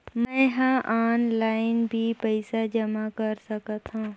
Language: Chhattisgarhi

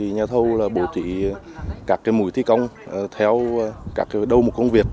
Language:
Vietnamese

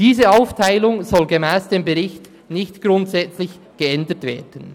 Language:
Swiss German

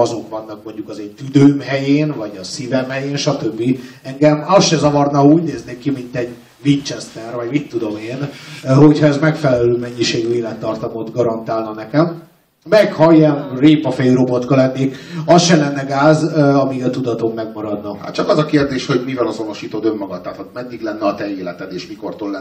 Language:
Hungarian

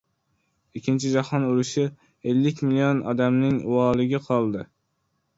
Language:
Uzbek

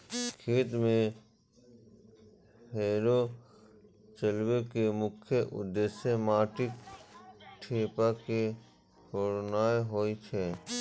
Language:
Maithili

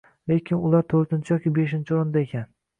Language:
Uzbek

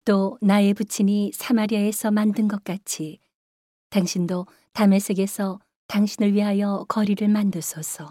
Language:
Korean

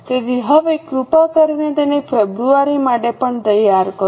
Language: Gujarati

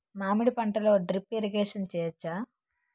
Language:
Telugu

